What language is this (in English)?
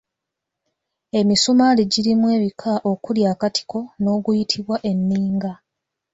Ganda